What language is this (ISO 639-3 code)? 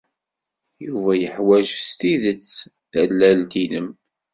kab